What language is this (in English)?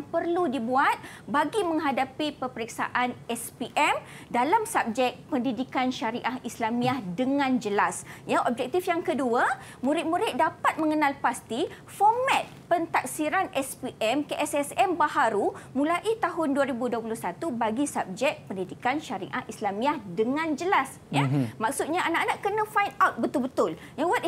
Malay